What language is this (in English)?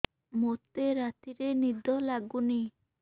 Odia